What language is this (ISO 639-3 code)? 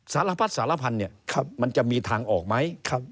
tha